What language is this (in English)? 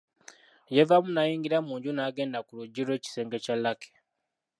Ganda